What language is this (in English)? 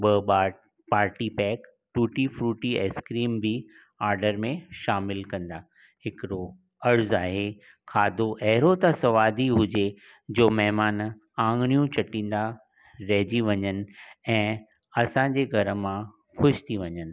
Sindhi